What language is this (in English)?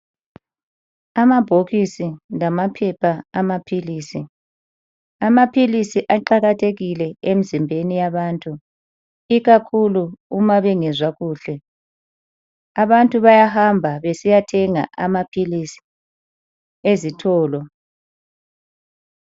North Ndebele